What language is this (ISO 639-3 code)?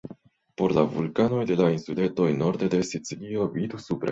epo